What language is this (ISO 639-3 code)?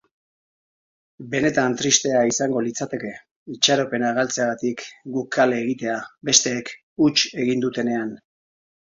eus